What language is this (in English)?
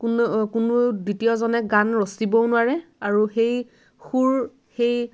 Assamese